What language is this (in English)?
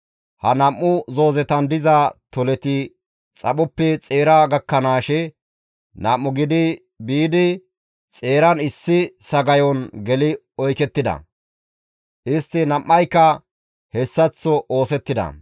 Gamo